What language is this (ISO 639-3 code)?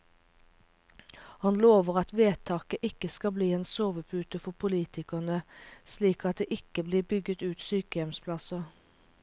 nor